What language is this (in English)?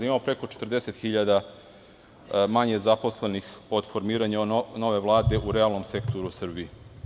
Serbian